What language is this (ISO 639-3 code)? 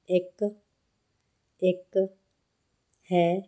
pan